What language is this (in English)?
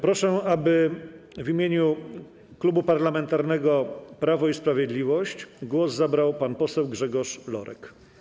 Polish